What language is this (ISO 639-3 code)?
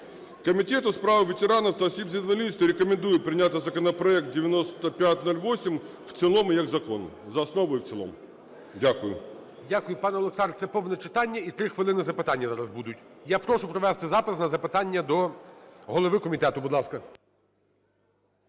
ukr